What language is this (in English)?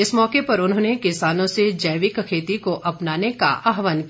Hindi